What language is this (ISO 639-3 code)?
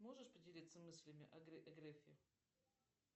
rus